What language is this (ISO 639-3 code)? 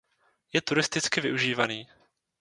ces